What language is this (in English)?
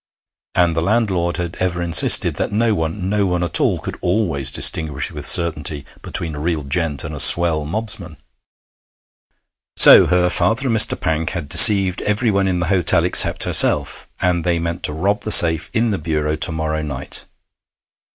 English